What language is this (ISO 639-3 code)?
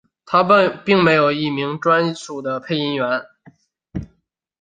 zho